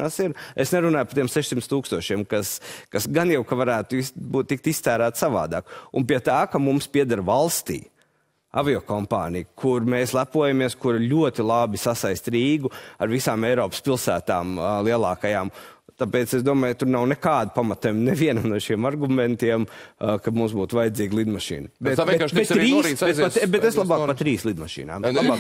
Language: Latvian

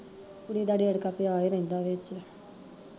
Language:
Punjabi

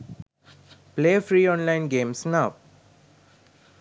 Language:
Sinhala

